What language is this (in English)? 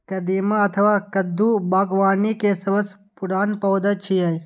Maithili